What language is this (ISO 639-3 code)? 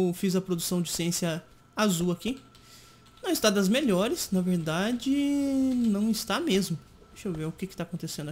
por